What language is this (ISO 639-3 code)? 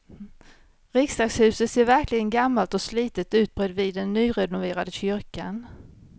swe